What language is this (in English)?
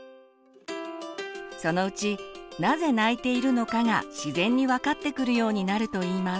Japanese